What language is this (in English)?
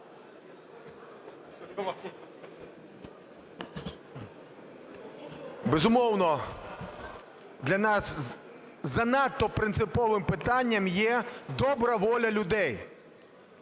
Ukrainian